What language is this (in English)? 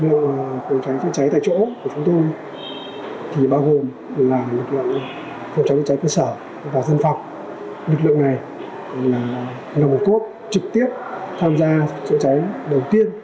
Vietnamese